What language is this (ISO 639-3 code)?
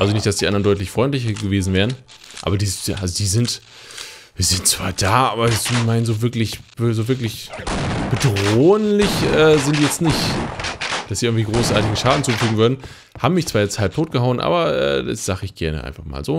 deu